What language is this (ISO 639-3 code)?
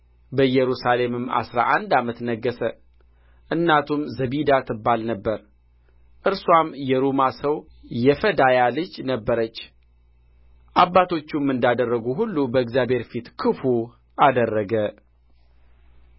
amh